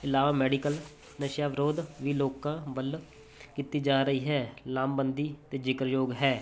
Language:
Punjabi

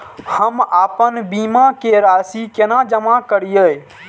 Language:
Maithili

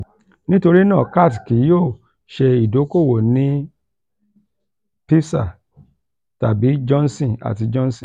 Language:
Yoruba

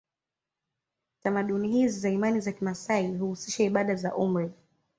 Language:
Swahili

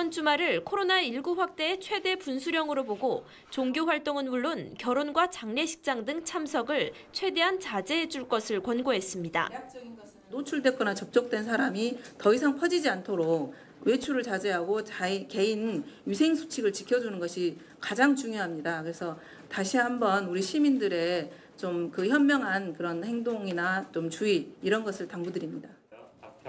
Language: Korean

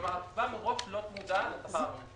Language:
Hebrew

